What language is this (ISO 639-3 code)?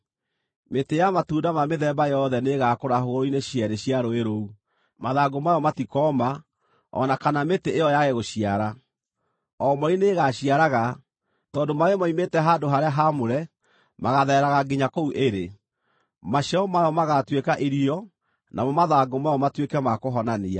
kik